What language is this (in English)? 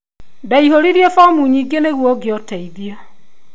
Kikuyu